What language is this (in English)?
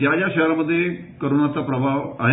Marathi